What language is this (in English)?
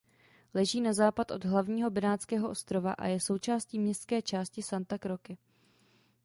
Czech